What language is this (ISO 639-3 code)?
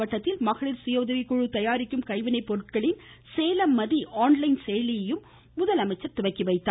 tam